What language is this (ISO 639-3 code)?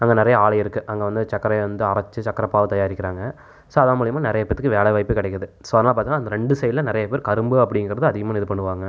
tam